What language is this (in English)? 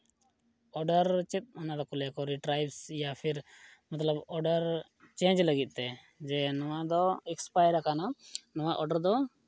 Santali